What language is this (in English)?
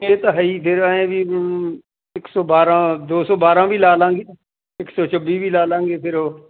Punjabi